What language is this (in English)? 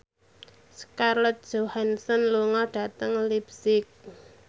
Javanese